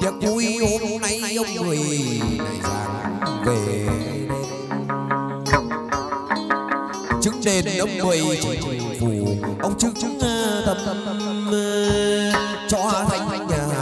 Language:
Vietnamese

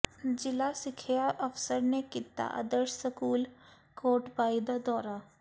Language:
Punjabi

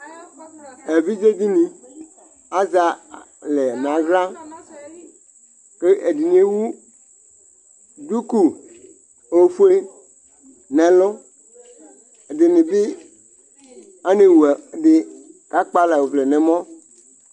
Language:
Ikposo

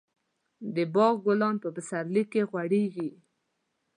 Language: Pashto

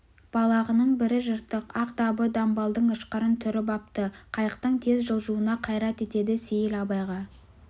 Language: Kazakh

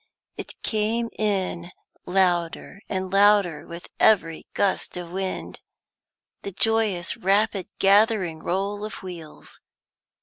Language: English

